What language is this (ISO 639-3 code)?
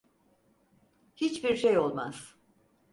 tur